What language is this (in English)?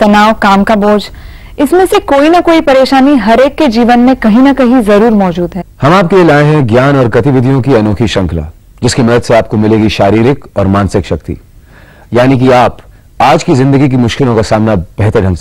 Hindi